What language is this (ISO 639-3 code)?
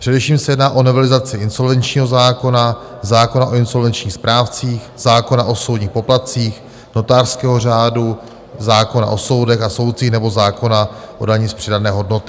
ces